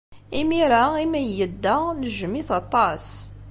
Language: Kabyle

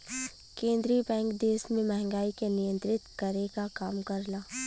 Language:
Bhojpuri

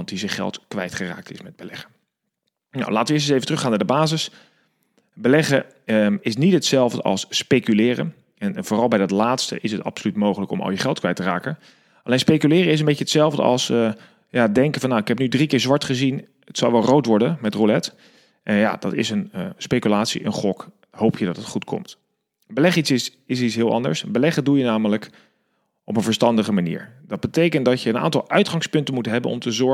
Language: Dutch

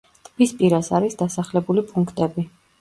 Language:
Georgian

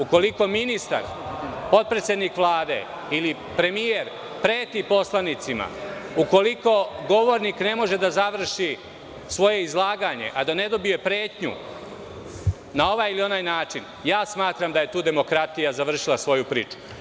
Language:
Serbian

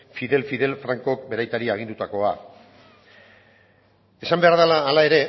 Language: Basque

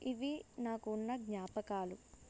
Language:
Telugu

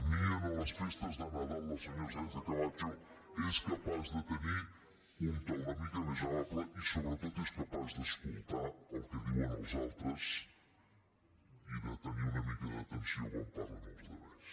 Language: Catalan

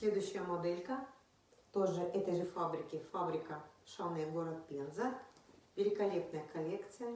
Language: Russian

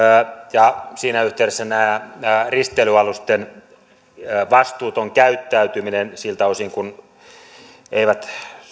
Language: Finnish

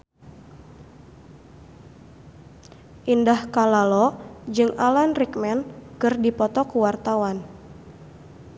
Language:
Sundanese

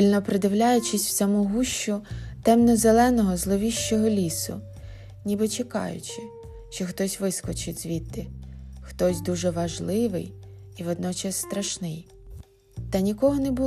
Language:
Ukrainian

